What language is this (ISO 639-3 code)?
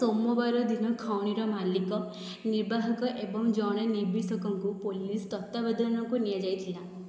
ori